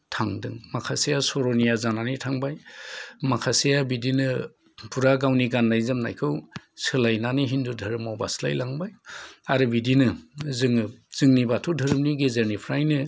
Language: Bodo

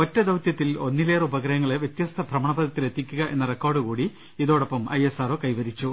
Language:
Malayalam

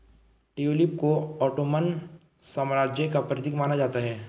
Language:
Hindi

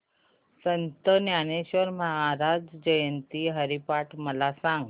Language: Marathi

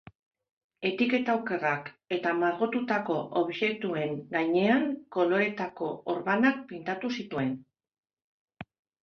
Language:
Basque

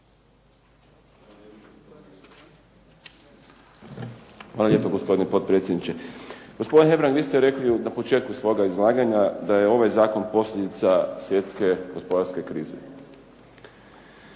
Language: Croatian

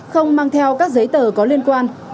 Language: Vietnamese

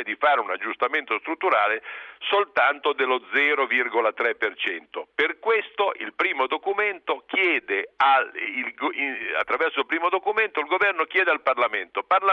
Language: Italian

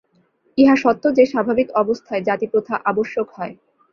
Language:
Bangla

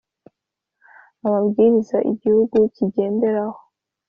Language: Kinyarwanda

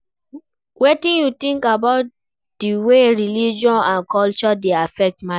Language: Nigerian Pidgin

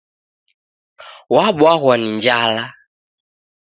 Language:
Taita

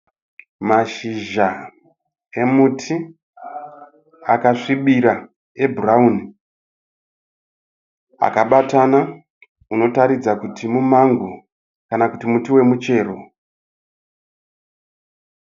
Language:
Shona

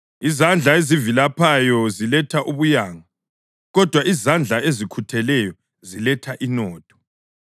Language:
North Ndebele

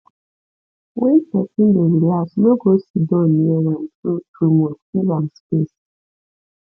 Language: Nigerian Pidgin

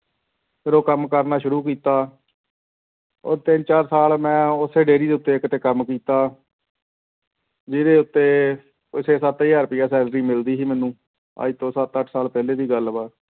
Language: Punjabi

